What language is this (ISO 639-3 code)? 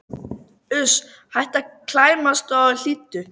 isl